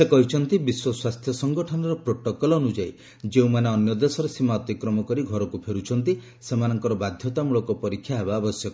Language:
Odia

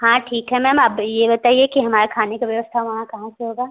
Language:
Hindi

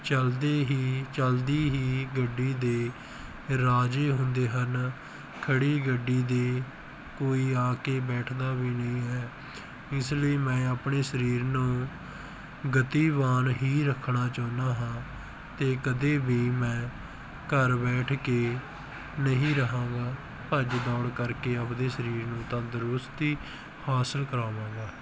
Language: Punjabi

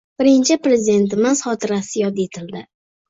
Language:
Uzbek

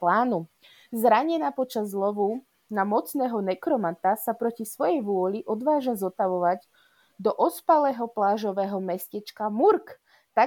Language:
Slovak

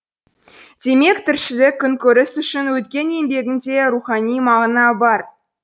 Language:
Kazakh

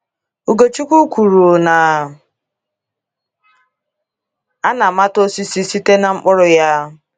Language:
Igbo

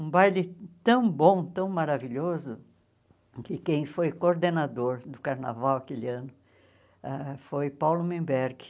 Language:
Portuguese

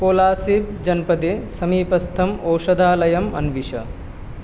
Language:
Sanskrit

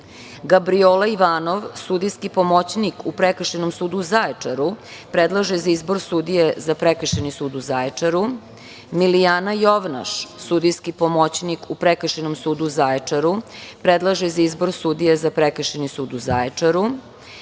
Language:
Serbian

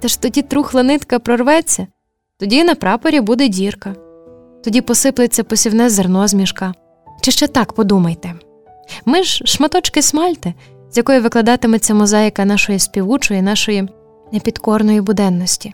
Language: Ukrainian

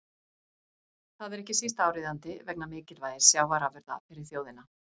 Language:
Icelandic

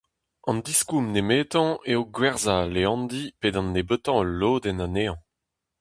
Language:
Breton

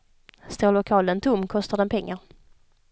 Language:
Swedish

